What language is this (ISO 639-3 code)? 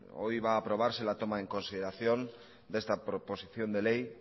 spa